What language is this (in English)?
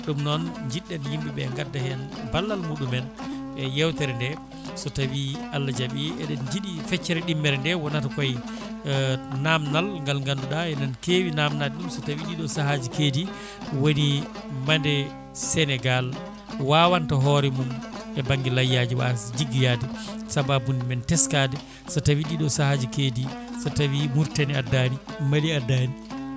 Fula